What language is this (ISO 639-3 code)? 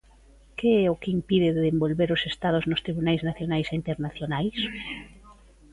glg